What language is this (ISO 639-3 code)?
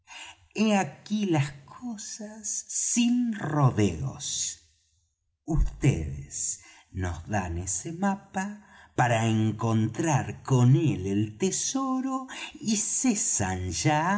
spa